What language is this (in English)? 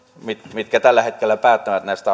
Finnish